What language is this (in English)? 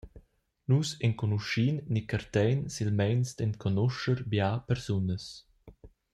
Romansh